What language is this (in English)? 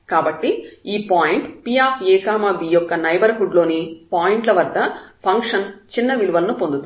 Telugu